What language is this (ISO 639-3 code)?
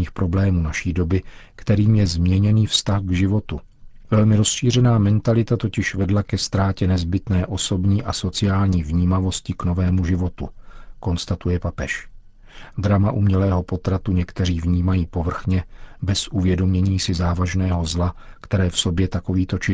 ces